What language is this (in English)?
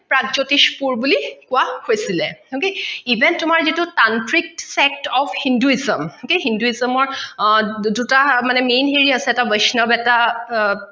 Assamese